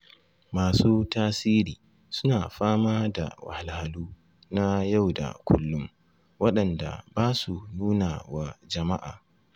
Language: Hausa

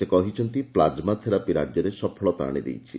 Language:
Odia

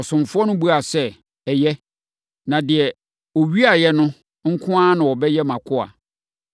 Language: Akan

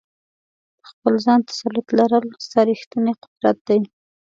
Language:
Pashto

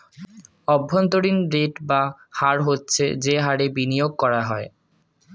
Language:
Bangla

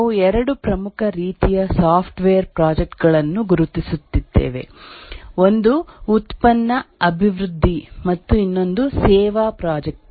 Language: Kannada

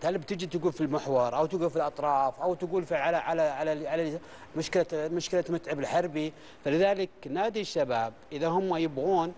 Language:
Arabic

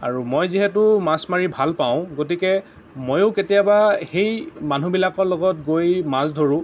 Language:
Assamese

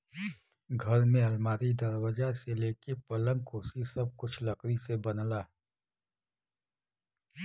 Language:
Bhojpuri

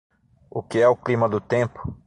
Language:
Portuguese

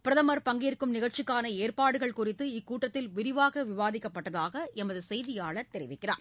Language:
Tamil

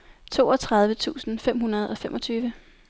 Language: Danish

